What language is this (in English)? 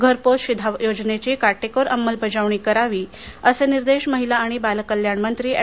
Marathi